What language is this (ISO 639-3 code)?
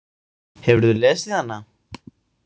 isl